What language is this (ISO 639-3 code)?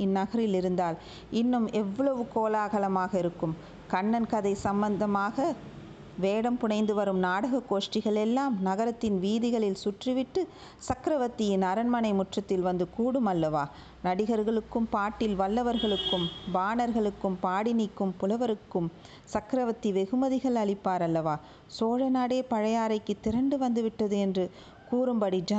tam